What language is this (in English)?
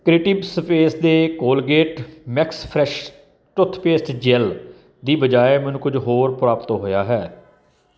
Punjabi